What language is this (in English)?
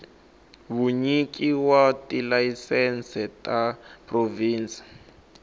Tsonga